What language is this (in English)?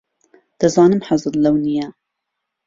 Central Kurdish